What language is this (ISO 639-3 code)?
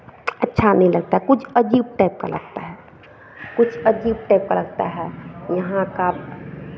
hin